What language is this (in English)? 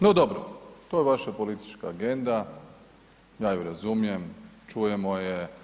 Croatian